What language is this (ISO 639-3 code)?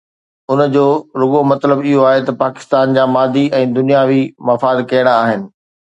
snd